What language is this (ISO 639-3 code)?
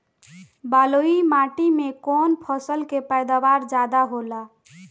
bho